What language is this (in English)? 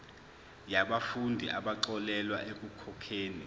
Zulu